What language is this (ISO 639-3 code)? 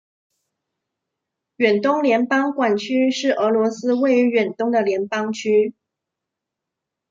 zho